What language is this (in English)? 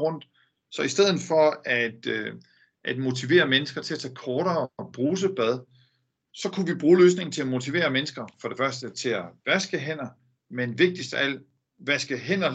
Danish